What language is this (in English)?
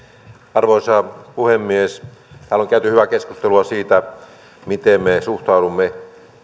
Finnish